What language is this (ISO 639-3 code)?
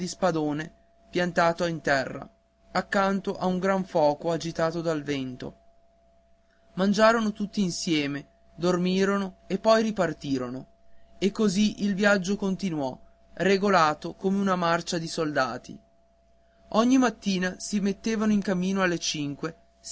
ita